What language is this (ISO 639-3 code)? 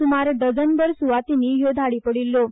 kok